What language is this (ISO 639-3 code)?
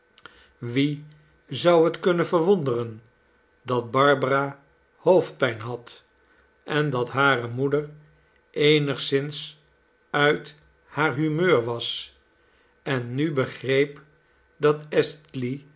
nld